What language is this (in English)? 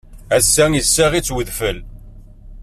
Kabyle